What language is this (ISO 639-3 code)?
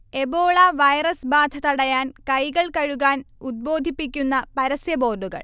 mal